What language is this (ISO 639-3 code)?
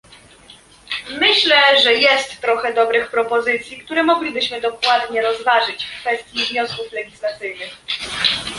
pol